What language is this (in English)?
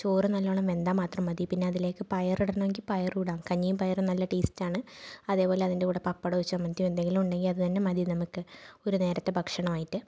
Malayalam